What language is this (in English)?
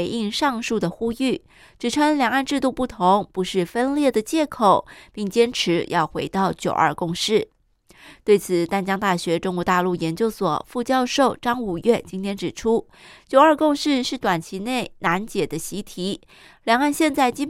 Chinese